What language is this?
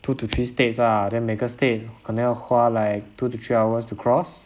English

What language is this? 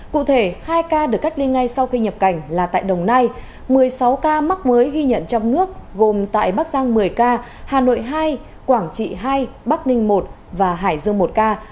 Vietnamese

